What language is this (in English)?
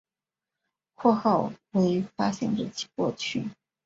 Chinese